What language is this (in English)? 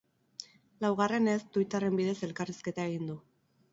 Basque